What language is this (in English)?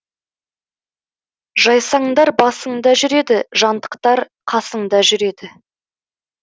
Kazakh